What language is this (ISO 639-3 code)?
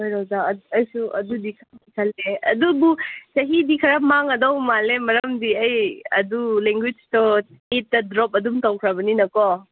mni